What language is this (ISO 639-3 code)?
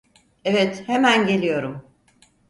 tur